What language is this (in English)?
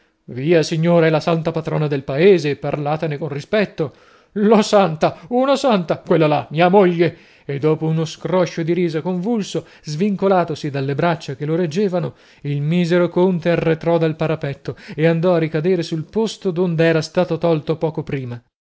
Italian